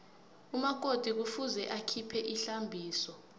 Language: South Ndebele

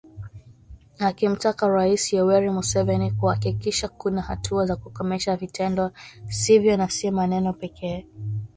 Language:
Swahili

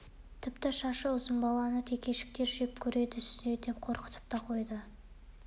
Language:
Kazakh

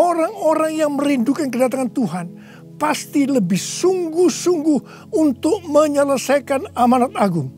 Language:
Indonesian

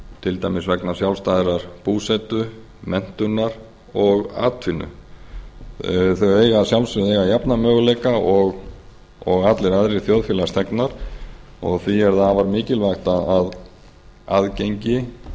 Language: Icelandic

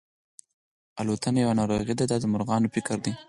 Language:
Pashto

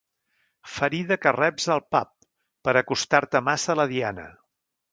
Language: Catalan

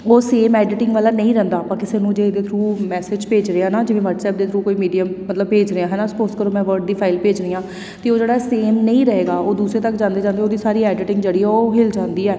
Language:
Punjabi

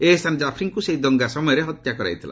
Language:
Odia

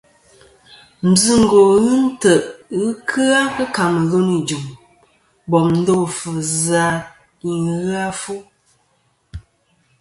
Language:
Kom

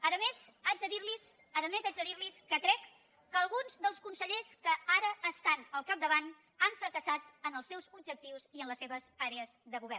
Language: Catalan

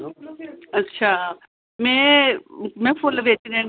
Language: Dogri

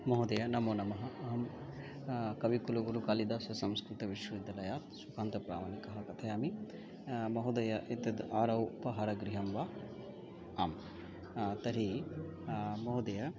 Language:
Sanskrit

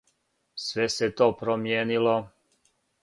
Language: Serbian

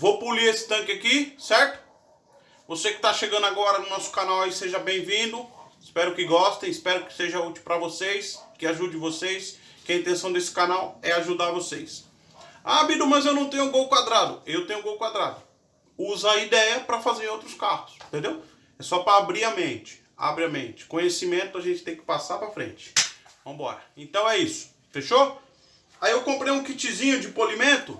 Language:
Portuguese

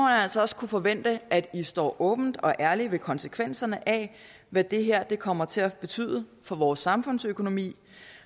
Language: Danish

